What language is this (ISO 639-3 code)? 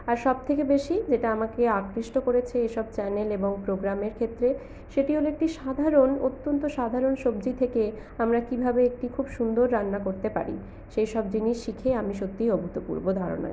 ben